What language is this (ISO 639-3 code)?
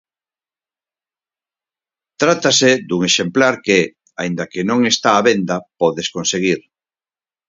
glg